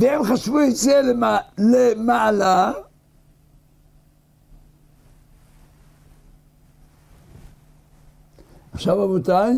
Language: Hebrew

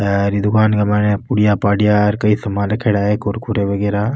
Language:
Rajasthani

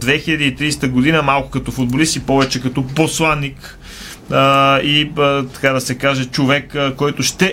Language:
Bulgarian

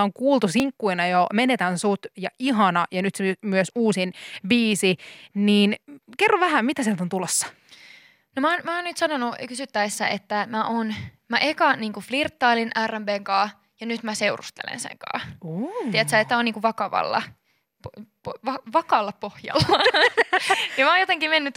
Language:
Finnish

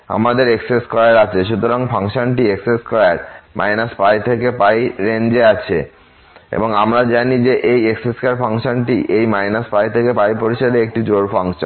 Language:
Bangla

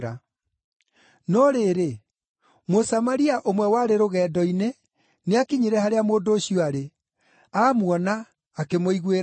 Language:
Kikuyu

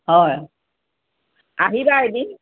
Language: Assamese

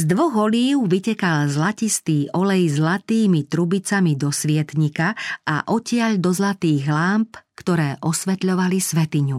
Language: Slovak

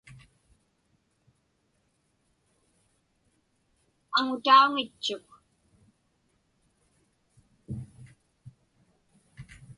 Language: Inupiaq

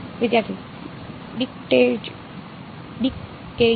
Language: Gujarati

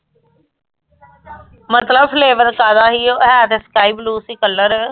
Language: Punjabi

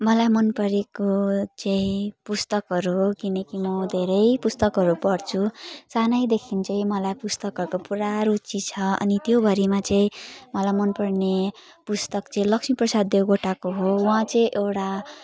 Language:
Nepali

